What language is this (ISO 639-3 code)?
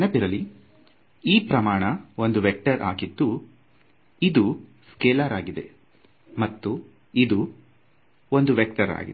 kan